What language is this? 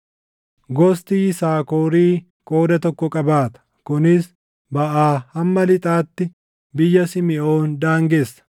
Oromo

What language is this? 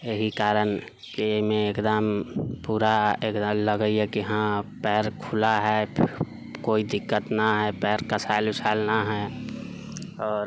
Maithili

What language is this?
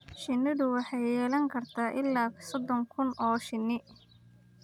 Somali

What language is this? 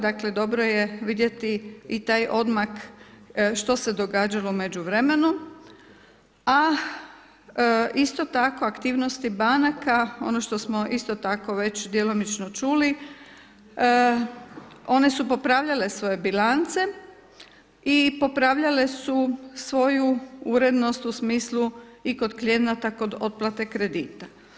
Croatian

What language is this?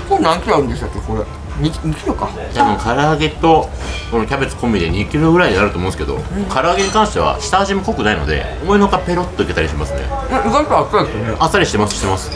Japanese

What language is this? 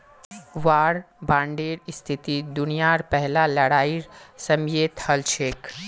Magahi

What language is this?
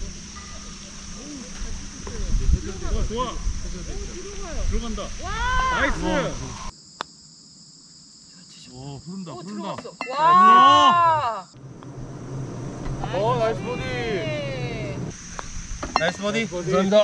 Korean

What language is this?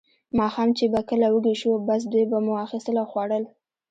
Pashto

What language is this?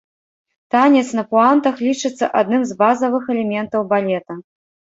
Belarusian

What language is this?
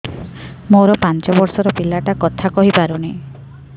Odia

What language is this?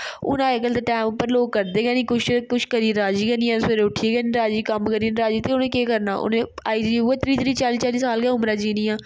Dogri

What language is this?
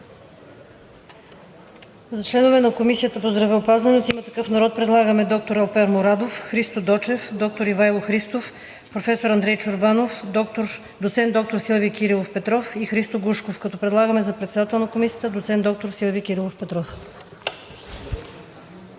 Bulgarian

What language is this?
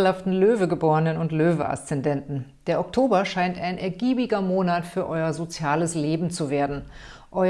German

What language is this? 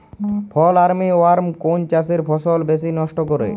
Bangla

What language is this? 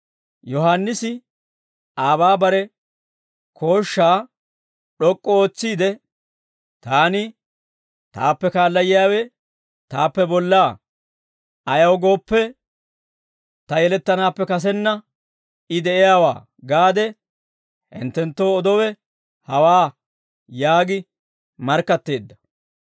Dawro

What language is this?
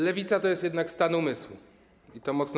Polish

